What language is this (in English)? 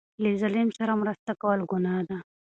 Pashto